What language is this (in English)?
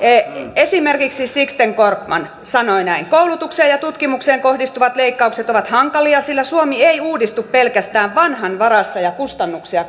Finnish